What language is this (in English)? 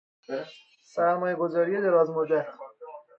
Persian